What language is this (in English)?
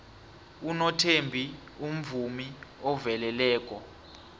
South Ndebele